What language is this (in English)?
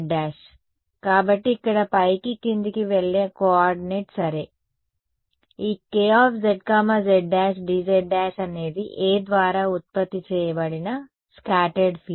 Telugu